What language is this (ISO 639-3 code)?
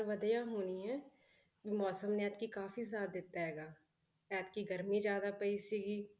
pan